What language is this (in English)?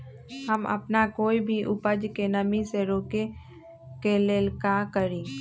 Magahi